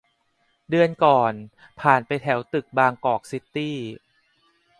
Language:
Thai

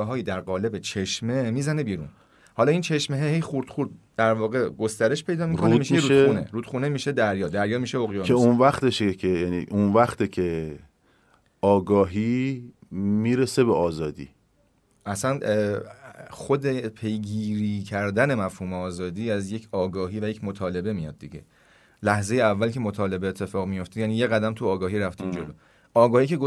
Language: Persian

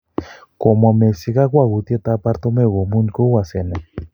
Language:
Kalenjin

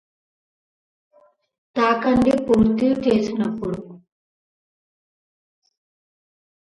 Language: Telugu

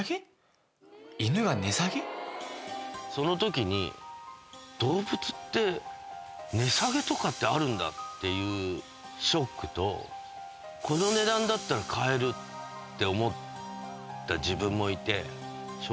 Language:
Japanese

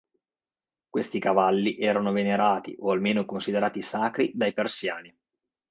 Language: Italian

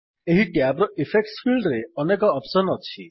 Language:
Odia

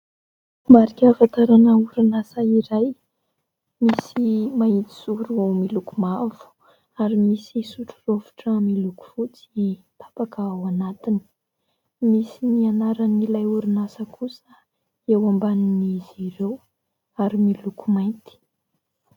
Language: Malagasy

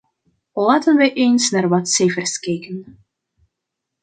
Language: Dutch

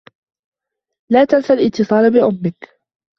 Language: Arabic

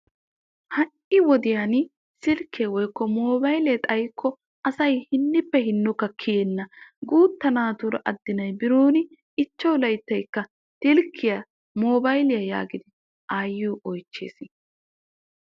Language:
Wolaytta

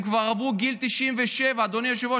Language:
Hebrew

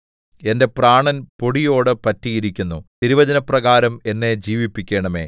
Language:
Malayalam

